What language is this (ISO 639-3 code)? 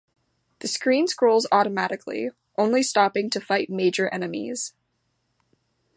eng